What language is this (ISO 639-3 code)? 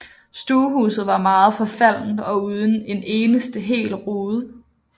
dan